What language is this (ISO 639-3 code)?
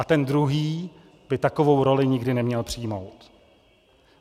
ces